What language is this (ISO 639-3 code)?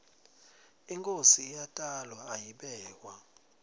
ssw